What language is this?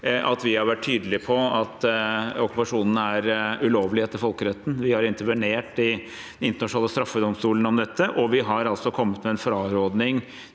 Norwegian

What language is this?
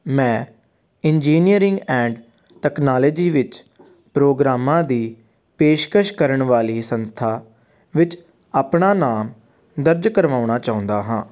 Punjabi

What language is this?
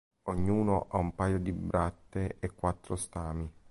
Italian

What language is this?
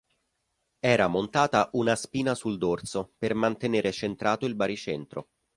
Italian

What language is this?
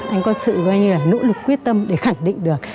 Vietnamese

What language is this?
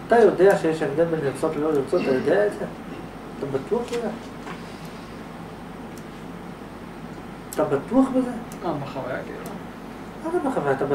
Hebrew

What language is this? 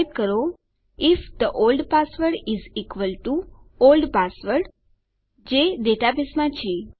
Gujarati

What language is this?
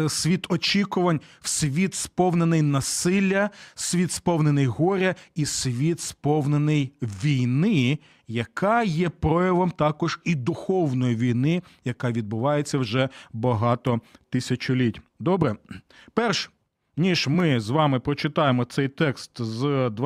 Ukrainian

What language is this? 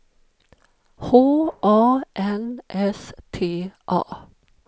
Swedish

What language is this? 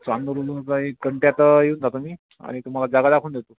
Marathi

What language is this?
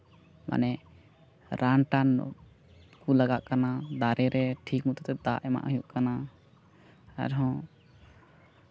Santali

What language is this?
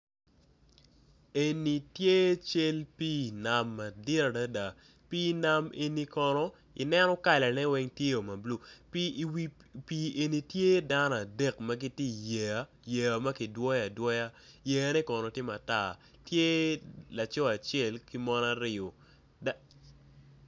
Acoli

